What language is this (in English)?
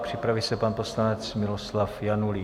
Czech